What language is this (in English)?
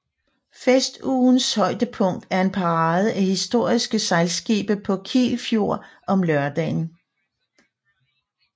Danish